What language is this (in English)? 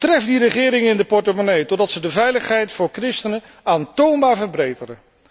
Dutch